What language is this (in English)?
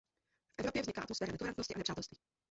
Czech